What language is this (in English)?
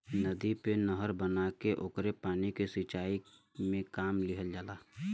Bhojpuri